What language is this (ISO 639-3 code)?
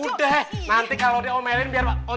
ind